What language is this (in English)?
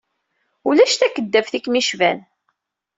Kabyle